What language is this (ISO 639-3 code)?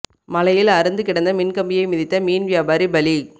tam